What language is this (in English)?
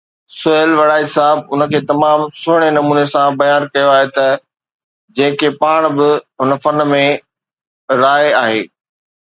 Sindhi